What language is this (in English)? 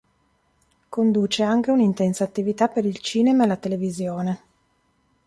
Italian